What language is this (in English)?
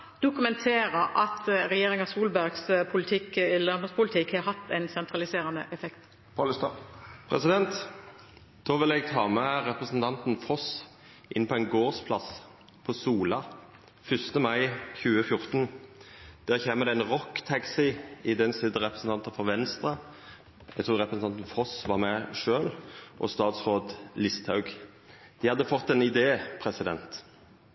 Norwegian